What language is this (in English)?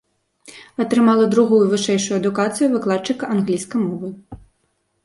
Belarusian